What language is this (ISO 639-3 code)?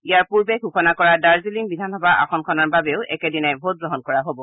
asm